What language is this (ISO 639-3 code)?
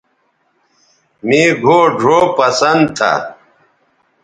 btv